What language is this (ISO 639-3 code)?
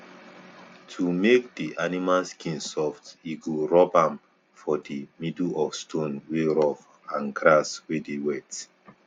pcm